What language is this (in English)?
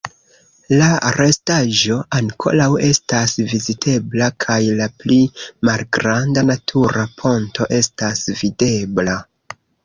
Esperanto